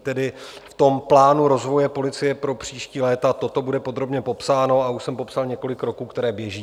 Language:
Czech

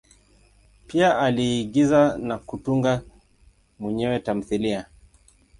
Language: Swahili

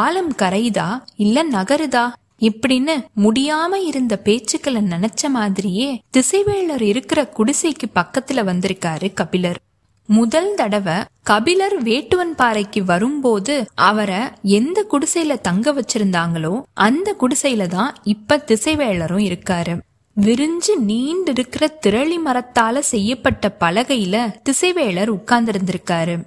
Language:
Tamil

